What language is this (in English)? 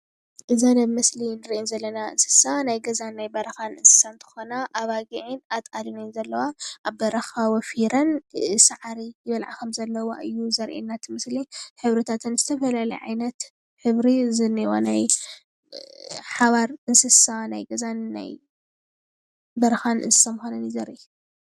Tigrinya